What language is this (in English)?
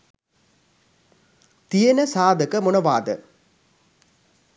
Sinhala